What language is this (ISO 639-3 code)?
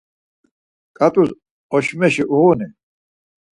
lzz